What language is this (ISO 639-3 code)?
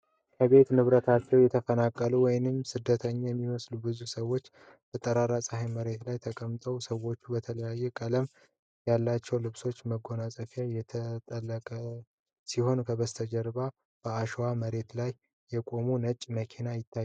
amh